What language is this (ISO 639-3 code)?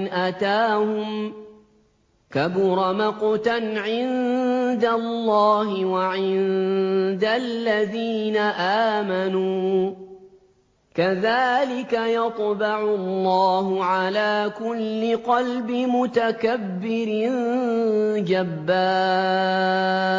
ara